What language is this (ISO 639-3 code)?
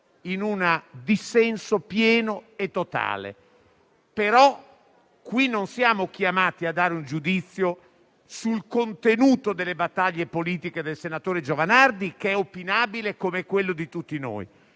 ita